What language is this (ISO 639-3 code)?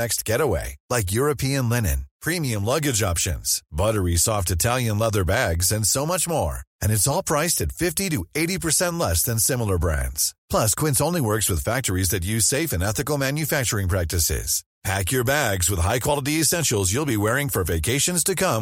fra